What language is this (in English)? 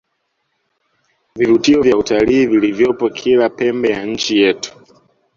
Swahili